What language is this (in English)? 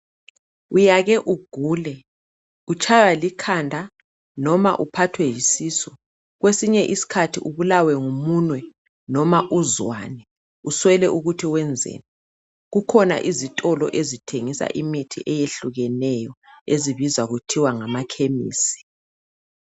North Ndebele